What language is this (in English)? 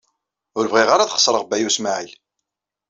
Kabyle